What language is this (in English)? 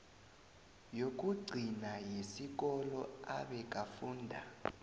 South Ndebele